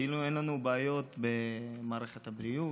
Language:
Hebrew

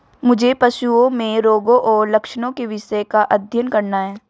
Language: Hindi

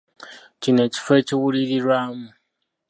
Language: Ganda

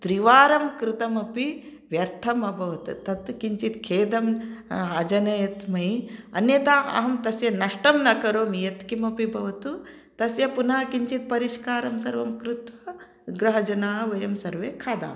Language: Sanskrit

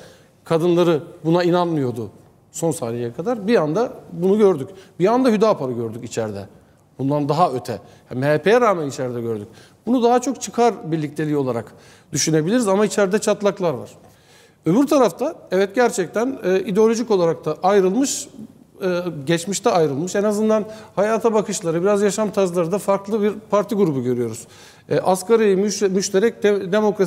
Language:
Turkish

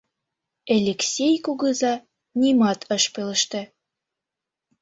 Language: Mari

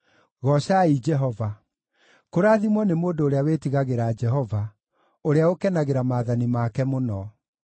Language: Kikuyu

